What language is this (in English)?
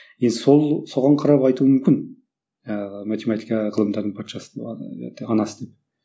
Kazakh